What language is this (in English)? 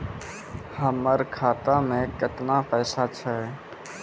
Maithili